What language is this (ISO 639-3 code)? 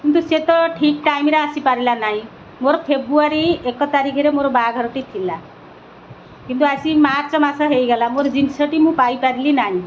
ori